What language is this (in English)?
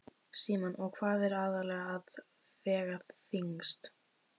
Icelandic